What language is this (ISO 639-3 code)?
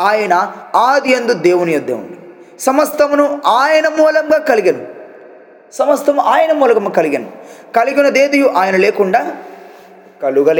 tel